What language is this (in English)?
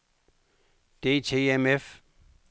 Danish